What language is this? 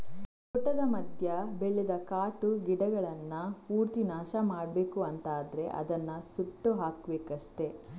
Kannada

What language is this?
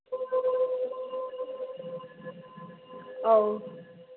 Manipuri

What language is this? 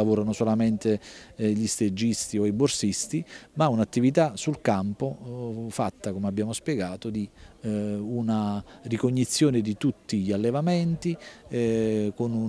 Italian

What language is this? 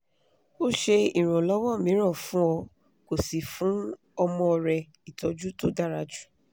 Yoruba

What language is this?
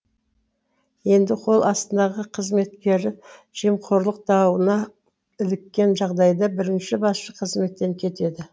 Kazakh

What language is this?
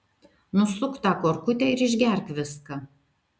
Lithuanian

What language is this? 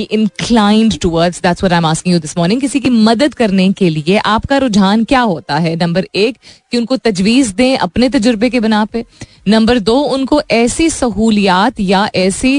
Hindi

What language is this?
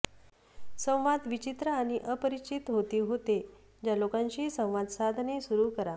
Marathi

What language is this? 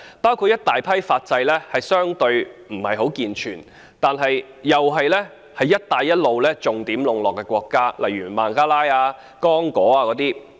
Cantonese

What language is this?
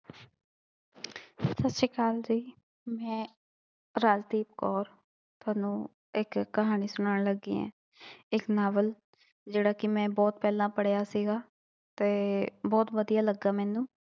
Punjabi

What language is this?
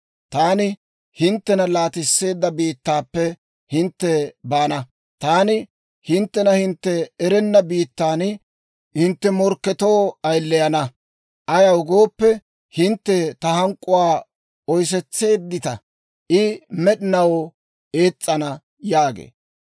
Dawro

